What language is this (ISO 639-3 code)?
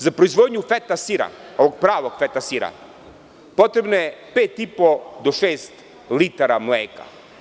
srp